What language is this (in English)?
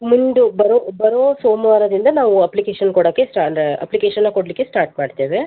Kannada